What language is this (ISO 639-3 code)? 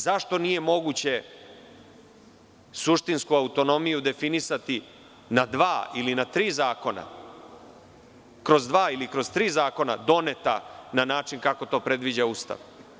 srp